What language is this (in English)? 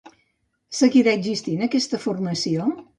Catalan